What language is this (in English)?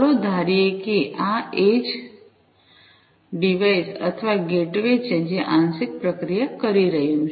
Gujarati